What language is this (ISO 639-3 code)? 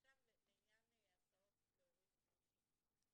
heb